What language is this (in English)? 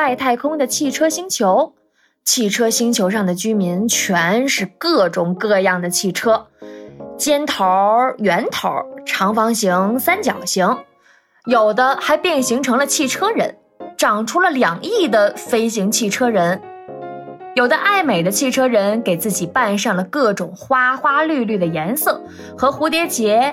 Chinese